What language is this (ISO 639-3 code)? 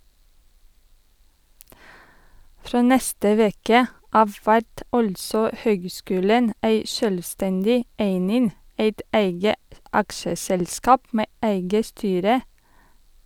nor